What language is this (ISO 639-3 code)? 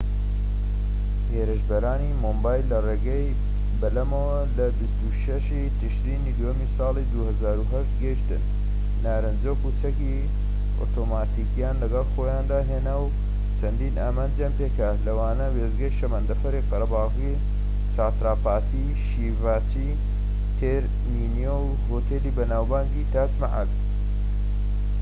ckb